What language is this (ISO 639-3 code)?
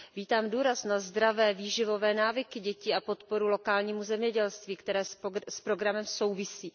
ces